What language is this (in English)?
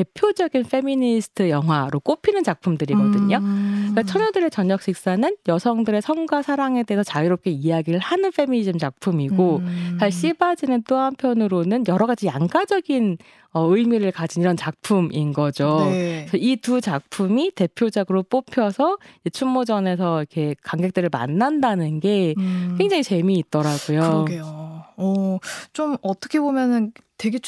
Korean